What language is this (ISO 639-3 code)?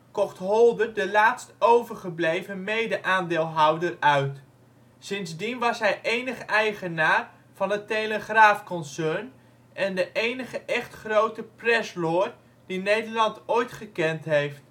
nld